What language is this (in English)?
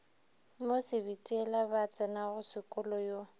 Northern Sotho